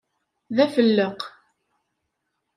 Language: Kabyle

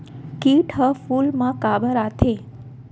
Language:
Chhattisgarhi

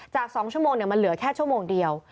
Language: Thai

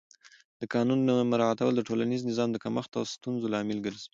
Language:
Pashto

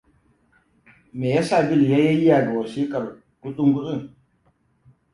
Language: Hausa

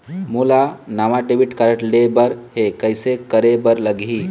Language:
Chhattisgarhi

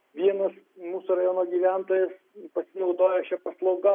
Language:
Lithuanian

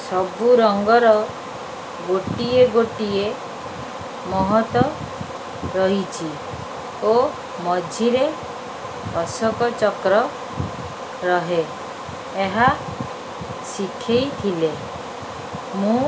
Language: Odia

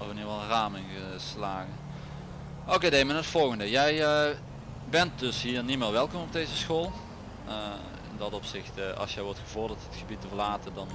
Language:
Dutch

